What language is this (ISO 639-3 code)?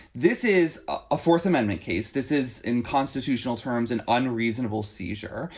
eng